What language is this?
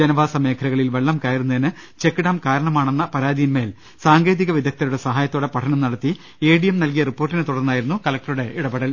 Malayalam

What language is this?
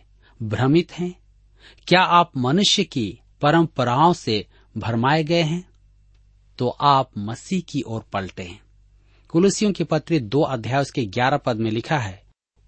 Hindi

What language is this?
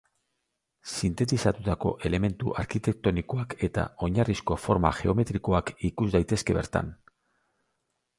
Basque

